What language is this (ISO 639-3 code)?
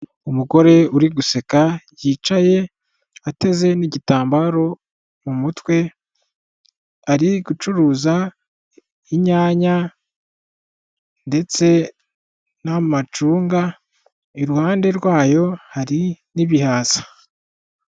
kin